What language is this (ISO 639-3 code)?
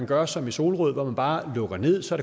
dan